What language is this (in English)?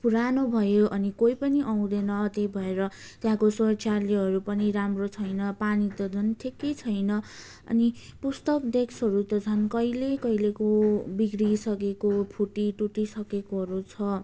Nepali